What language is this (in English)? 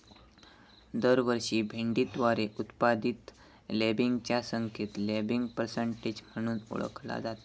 Marathi